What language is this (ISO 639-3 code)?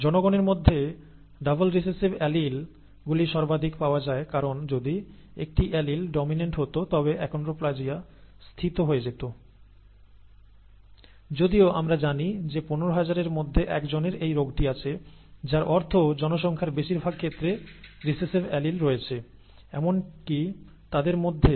ben